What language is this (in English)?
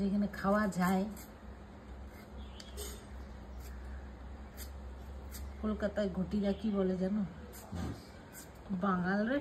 Korean